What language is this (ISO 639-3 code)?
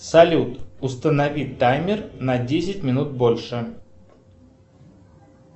rus